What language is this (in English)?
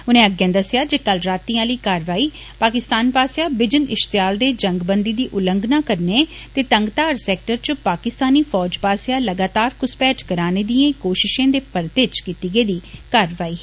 Dogri